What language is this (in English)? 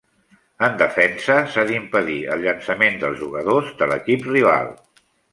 Catalan